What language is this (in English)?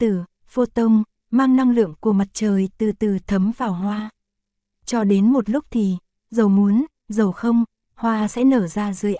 Vietnamese